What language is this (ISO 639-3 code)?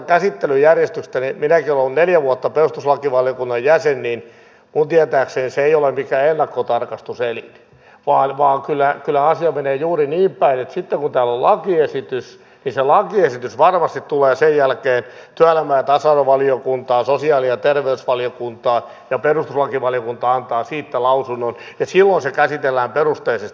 fin